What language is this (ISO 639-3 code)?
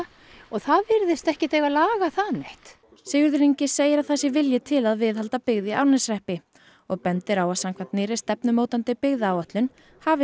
isl